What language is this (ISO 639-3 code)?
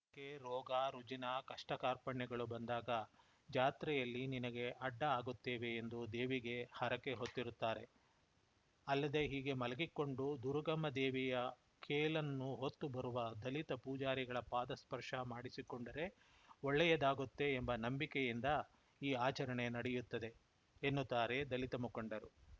kan